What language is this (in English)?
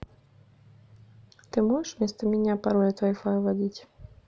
Russian